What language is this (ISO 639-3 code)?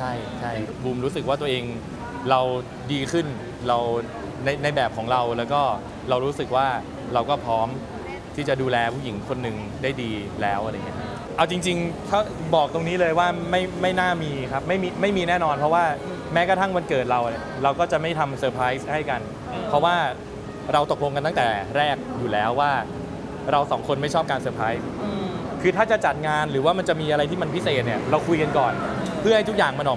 tha